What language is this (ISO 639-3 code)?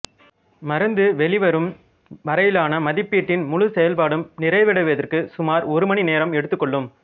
tam